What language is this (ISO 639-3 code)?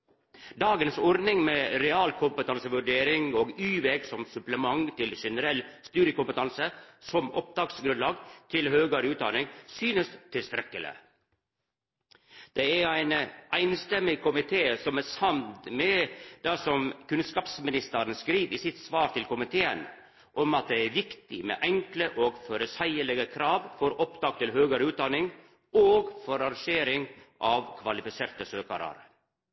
nno